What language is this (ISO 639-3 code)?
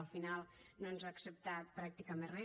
cat